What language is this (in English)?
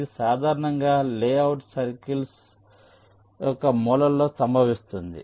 Telugu